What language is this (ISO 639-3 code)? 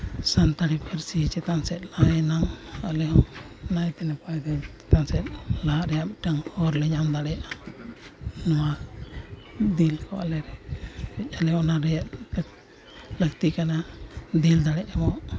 sat